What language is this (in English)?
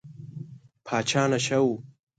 Pashto